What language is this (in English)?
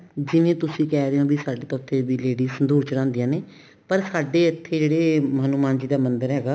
Punjabi